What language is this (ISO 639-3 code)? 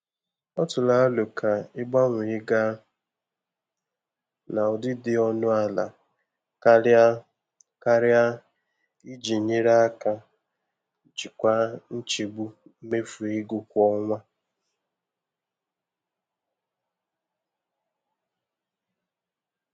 ibo